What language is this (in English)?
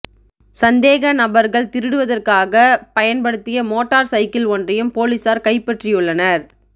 Tamil